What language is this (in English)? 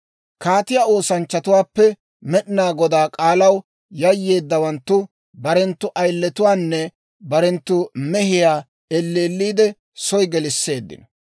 Dawro